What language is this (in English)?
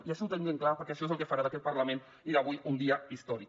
Catalan